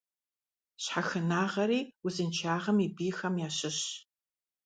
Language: Kabardian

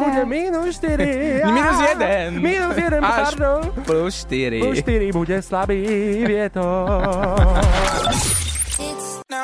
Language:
Slovak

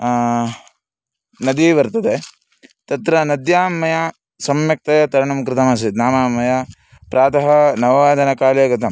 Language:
Sanskrit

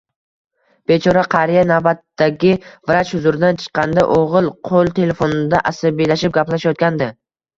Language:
Uzbek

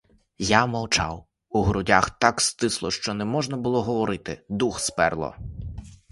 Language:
Ukrainian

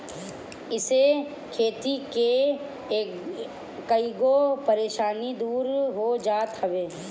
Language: Bhojpuri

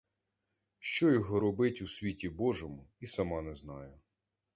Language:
Ukrainian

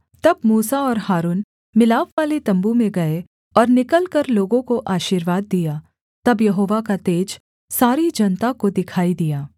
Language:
Hindi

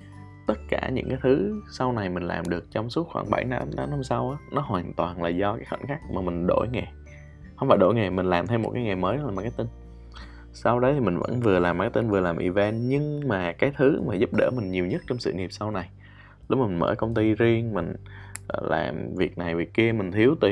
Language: Vietnamese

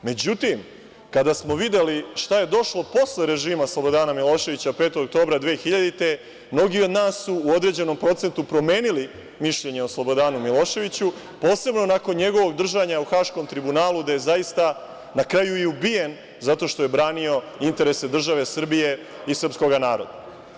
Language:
Serbian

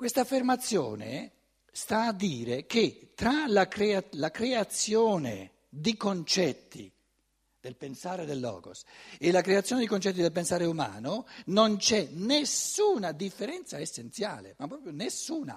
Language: Italian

